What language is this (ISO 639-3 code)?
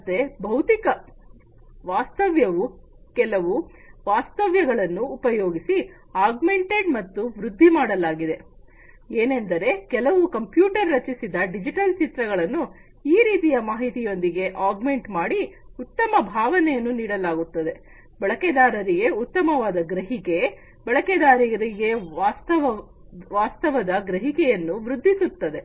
kan